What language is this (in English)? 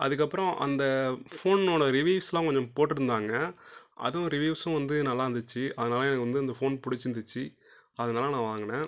Tamil